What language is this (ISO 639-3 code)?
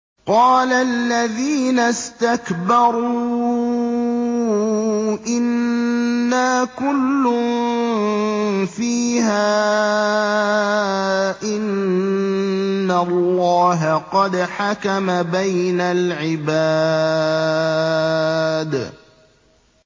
ara